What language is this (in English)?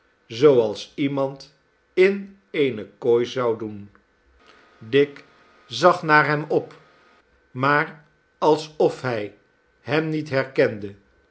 Dutch